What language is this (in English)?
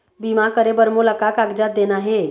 Chhattisgarhi